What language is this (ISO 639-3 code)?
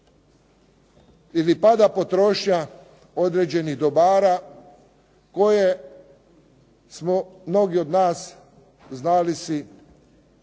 hrv